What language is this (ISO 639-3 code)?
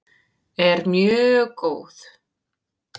isl